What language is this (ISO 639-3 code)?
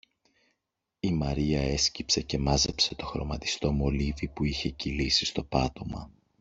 ell